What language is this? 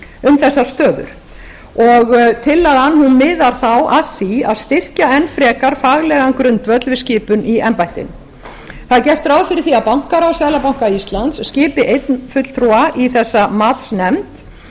Icelandic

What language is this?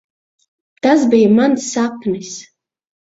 Latvian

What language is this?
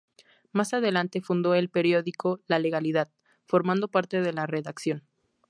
Spanish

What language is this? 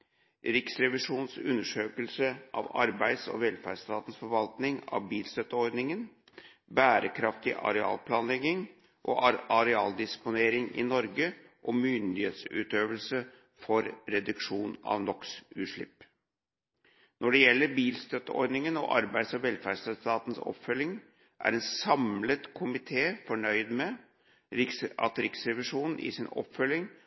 Norwegian Bokmål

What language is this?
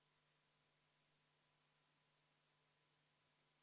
Estonian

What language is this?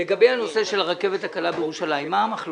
Hebrew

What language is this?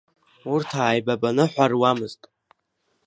Abkhazian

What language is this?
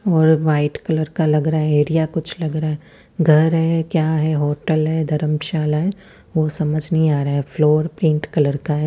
Hindi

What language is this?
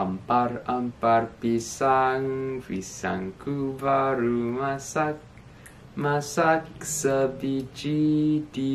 Indonesian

